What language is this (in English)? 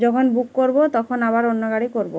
Bangla